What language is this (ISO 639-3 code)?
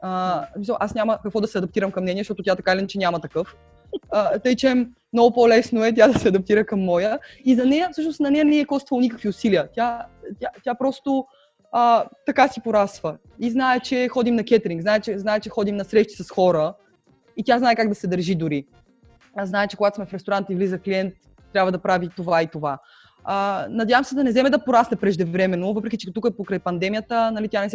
bul